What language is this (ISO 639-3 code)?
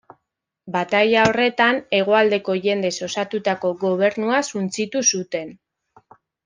eus